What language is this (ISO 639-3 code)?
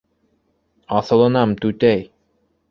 bak